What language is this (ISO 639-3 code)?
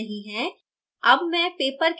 hin